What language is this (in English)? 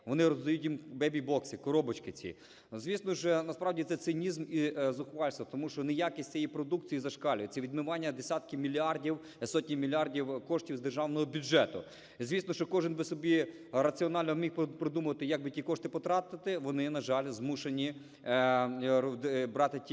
Ukrainian